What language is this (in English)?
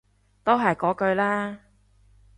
Cantonese